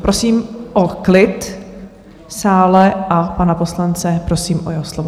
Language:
Czech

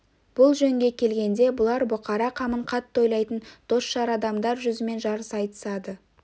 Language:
Kazakh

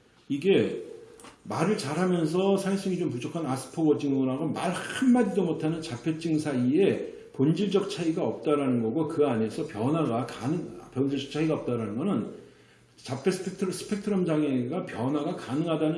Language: Korean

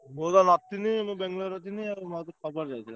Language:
Odia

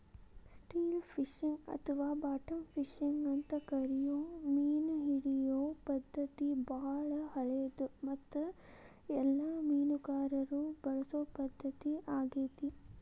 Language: Kannada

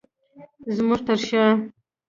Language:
Pashto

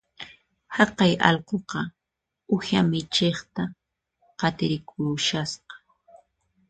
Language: Puno Quechua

